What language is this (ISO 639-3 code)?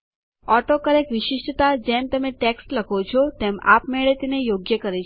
guj